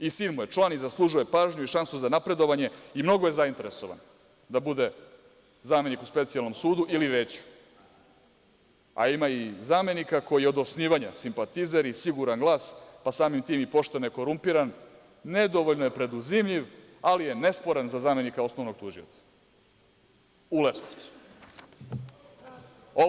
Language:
Serbian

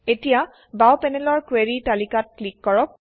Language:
Assamese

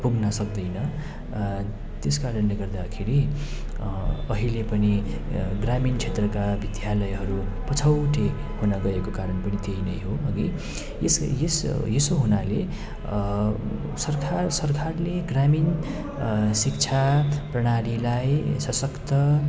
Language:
Nepali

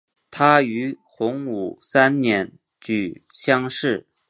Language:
Chinese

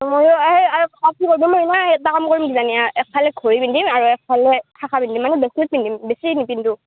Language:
Assamese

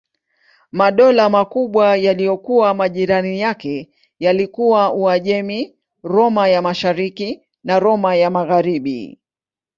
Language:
Swahili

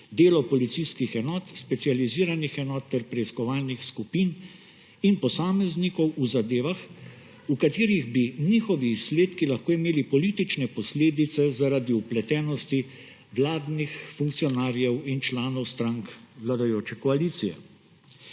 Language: Slovenian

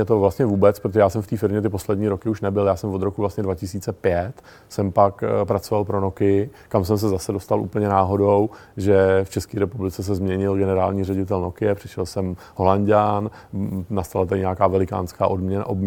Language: Czech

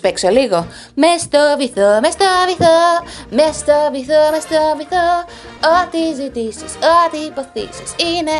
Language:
Greek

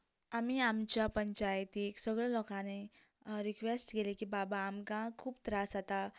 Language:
Konkani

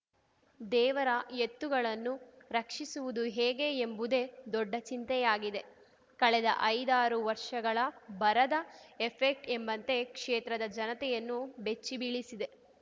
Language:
Kannada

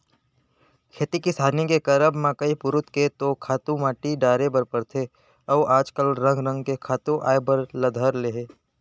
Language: Chhattisgarhi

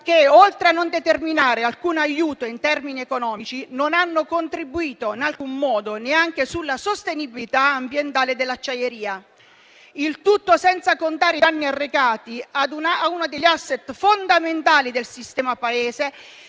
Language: Italian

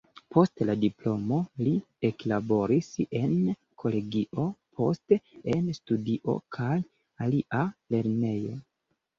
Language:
Esperanto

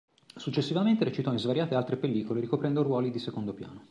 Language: Italian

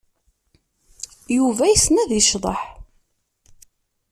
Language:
Kabyle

